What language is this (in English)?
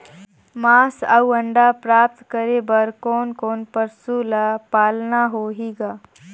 Chhattisgarhi